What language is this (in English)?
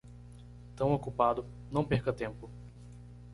Portuguese